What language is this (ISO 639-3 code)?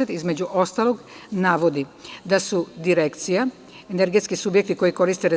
srp